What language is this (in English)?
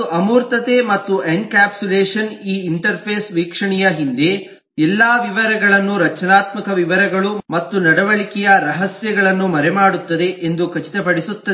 Kannada